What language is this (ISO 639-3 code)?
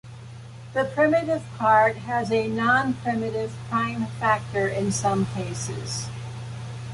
eng